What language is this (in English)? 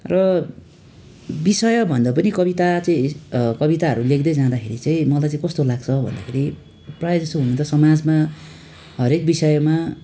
Nepali